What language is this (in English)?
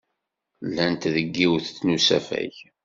Kabyle